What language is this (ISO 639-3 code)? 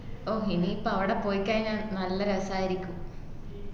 mal